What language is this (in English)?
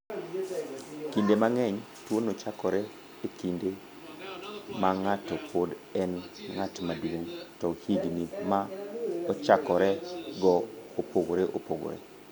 Luo (Kenya and Tanzania)